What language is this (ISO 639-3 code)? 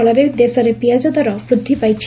ori